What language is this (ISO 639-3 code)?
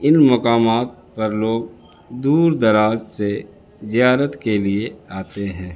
urd